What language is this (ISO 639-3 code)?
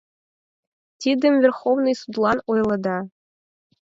chm